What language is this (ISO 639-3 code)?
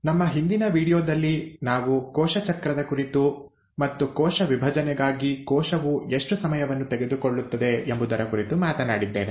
kan